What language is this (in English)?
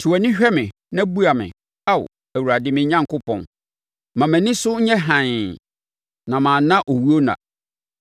Akan